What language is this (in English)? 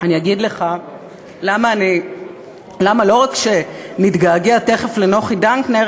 Hebrew